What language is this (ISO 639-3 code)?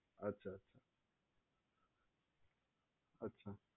guj